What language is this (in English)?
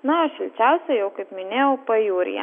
Lithuanian